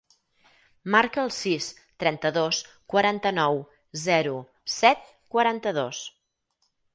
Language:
Catalan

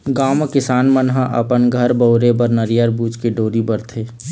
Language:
Chhattisgarhi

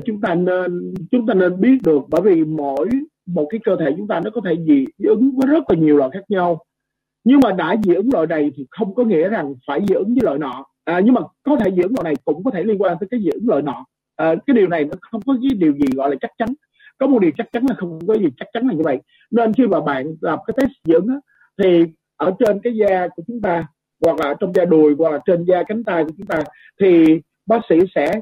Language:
Vietnamese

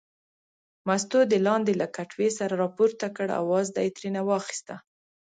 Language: Pashto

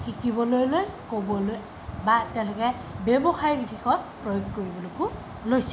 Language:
Assamese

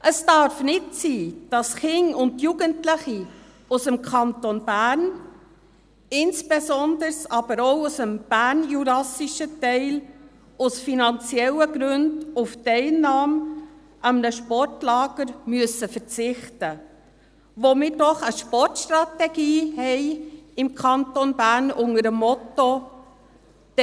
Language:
Swiss German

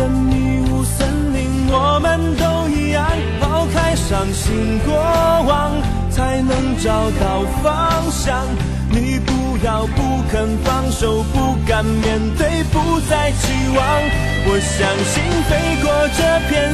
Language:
Chinese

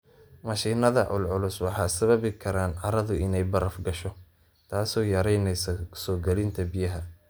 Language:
Somali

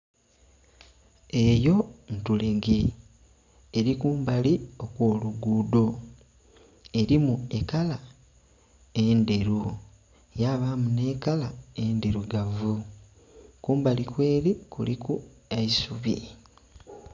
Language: Soga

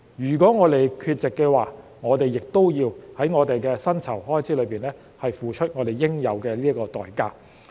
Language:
Cantonese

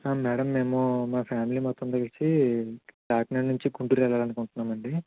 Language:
Telugu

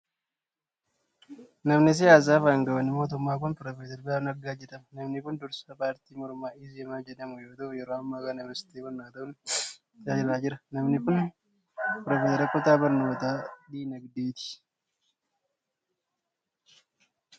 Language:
Oromo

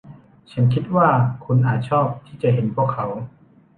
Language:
Thai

